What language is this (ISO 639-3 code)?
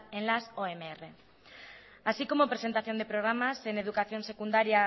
spa